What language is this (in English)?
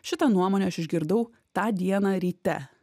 Lithuanian